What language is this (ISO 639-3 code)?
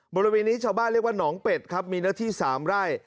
tha